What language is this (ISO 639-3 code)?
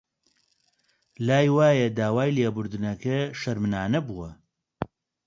ckb